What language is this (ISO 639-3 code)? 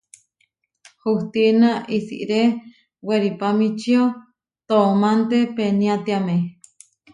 var